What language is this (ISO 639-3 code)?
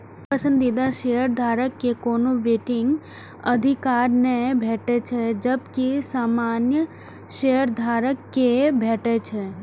mai